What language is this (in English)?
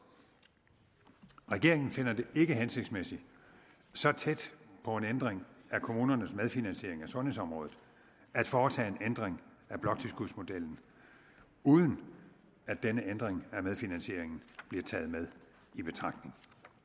Danish